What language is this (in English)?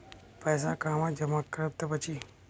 Bhojpuri